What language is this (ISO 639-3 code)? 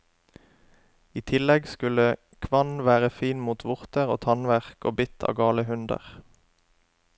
nor